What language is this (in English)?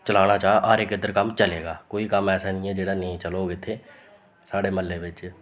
Dogri